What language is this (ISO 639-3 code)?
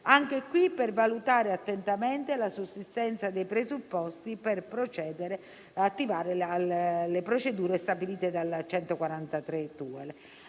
ita